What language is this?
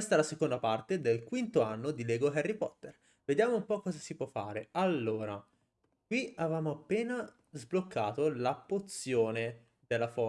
Italian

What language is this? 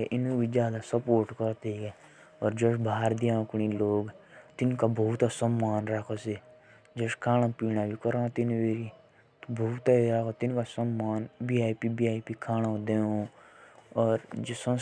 Jaunsari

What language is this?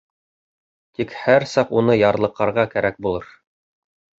Bashkir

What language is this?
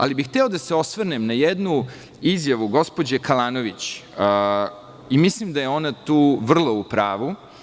Serbian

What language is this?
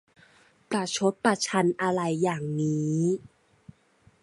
Thai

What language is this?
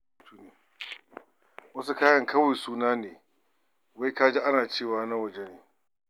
Hausa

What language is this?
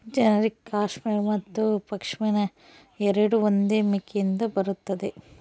Kannada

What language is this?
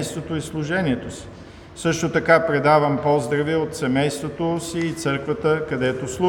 Bulgarian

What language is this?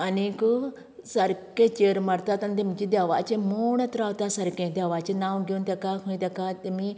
Konkani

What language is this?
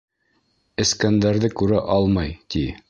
Bashkir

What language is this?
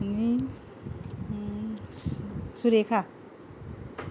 Konkani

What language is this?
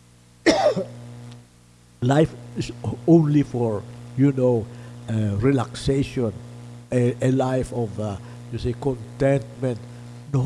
English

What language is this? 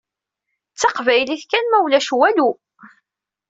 Kabyle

